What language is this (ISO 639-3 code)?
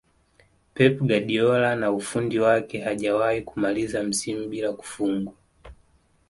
swa